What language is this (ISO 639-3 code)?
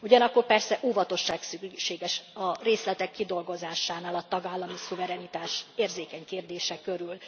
hun